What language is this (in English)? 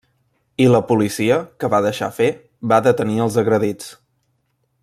Catalan